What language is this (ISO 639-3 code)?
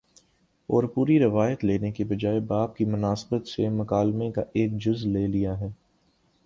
urd